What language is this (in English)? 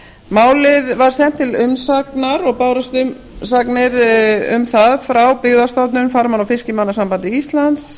Icelandic